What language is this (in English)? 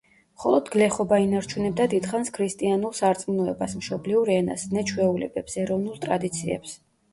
Georgian